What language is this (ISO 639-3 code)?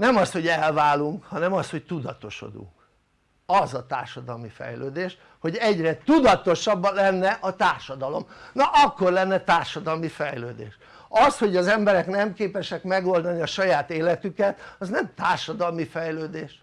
hun